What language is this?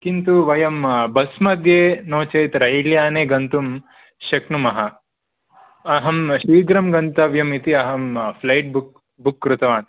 Sanskrit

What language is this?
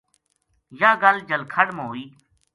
Gujari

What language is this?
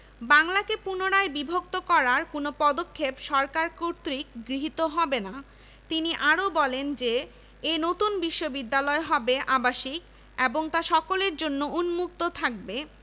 Bangla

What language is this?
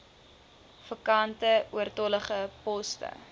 Afrikaans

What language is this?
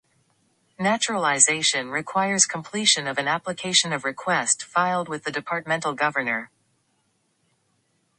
English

